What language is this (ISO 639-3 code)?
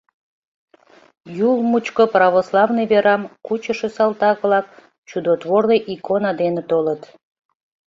chm